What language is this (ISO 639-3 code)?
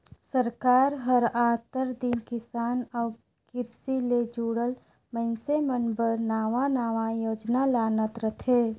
hne